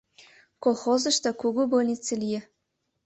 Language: Mari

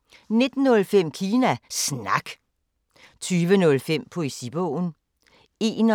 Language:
Danish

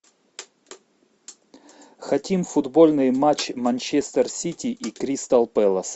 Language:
Russian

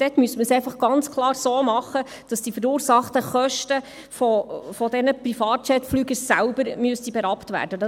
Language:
Swiss German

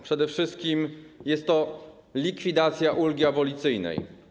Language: Polish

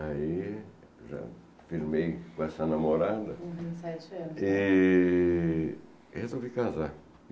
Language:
Portuguese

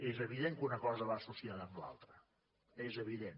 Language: Catalan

